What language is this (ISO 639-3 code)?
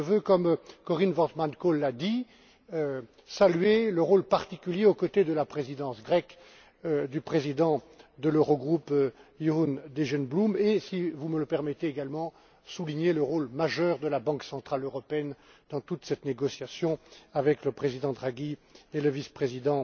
fra